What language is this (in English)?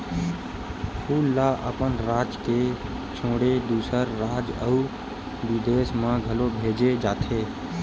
Chhattisgarhi